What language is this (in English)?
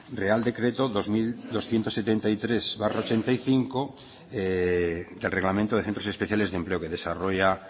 Spanish